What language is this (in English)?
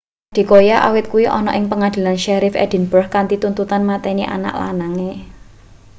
Javanese